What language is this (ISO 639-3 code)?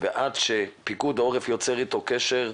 heb